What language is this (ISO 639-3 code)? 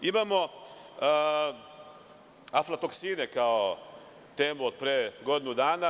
srp